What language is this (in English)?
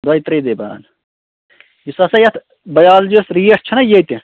Kashmiri